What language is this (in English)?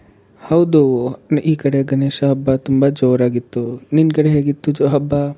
Kannada